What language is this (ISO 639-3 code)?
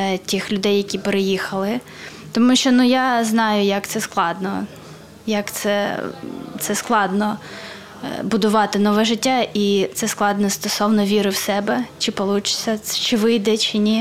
ukr